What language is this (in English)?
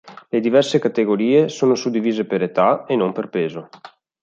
Italian